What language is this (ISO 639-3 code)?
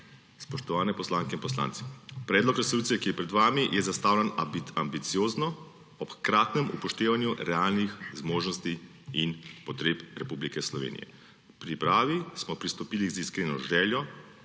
slv